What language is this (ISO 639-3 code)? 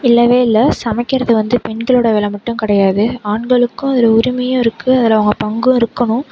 tam